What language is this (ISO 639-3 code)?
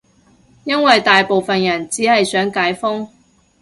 yue